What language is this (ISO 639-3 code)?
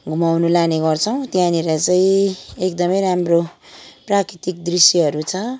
nep